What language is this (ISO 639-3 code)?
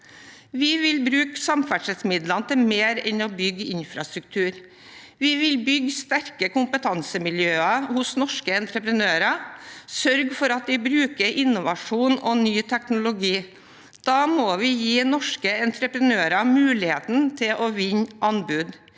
nor